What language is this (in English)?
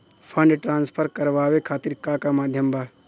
Bhojpuri